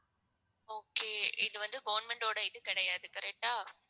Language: Tamil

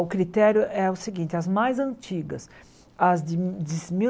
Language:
Portuguese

